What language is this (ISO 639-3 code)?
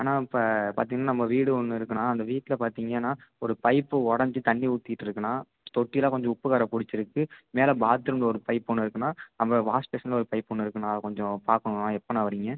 tam